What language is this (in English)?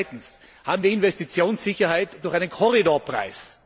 German